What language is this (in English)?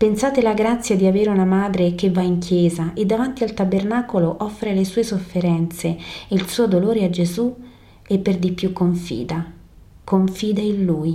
Italian